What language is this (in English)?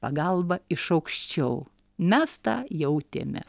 Lithuanian